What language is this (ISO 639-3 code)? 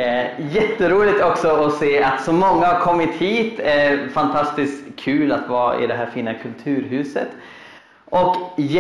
swe